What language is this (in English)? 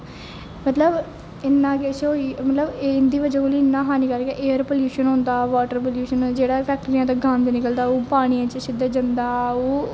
Dogri